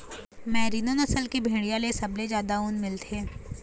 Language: Chhattisgarhi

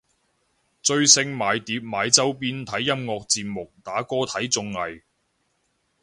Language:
Cantonese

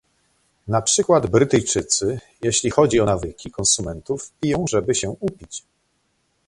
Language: Polish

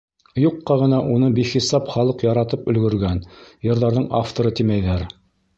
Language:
Bashkir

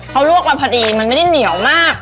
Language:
Thai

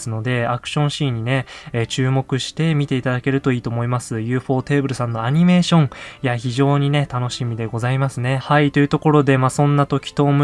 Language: Japanese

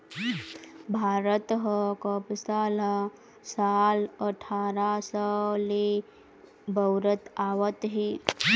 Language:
Chhattisgarhi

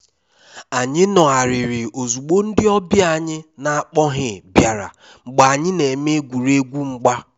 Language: Igbo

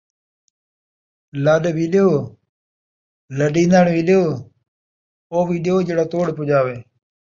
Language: Saraiki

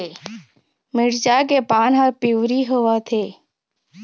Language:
Chhattisgarhi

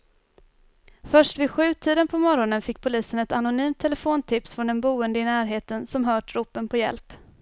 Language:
Swedish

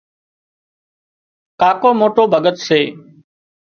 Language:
Wadiyara Koli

